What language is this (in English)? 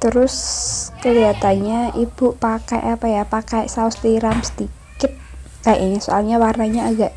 Indonesian